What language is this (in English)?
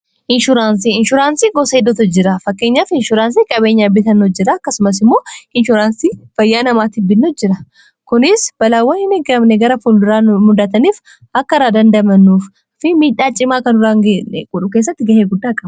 Oromo